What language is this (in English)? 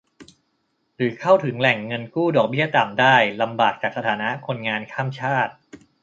Thai